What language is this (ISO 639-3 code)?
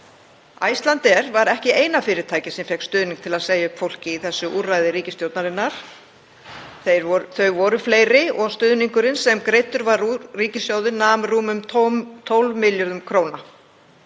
isl